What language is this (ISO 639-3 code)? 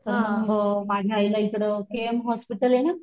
mar